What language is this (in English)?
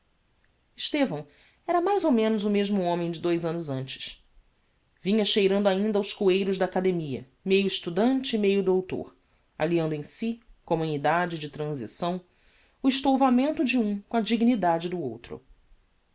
Portuguese